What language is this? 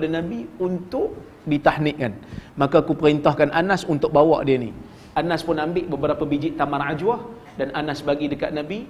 Malay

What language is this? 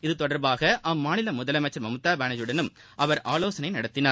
Tamil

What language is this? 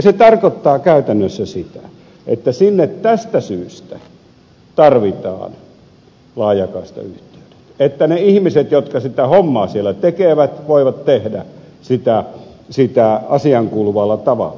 Finnish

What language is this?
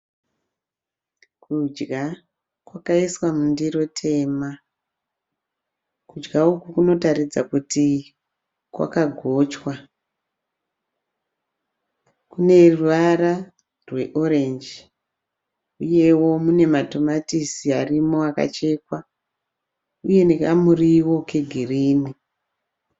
Shona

